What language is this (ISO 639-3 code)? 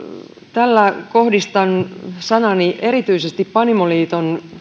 fin